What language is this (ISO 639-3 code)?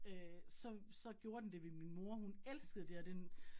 dan